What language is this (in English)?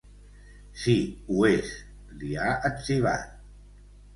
Catalan